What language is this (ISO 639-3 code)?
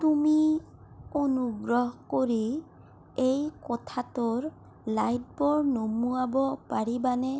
asm